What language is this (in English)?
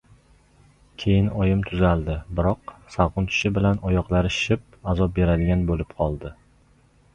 Uzbek